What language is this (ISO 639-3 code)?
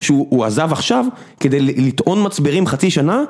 heb